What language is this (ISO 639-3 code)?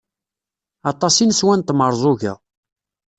kab